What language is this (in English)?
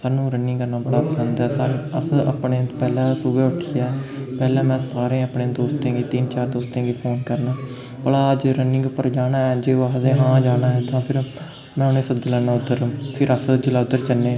Dogri